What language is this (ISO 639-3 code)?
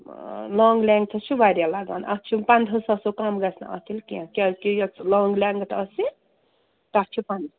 kas